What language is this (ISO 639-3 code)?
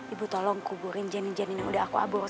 ind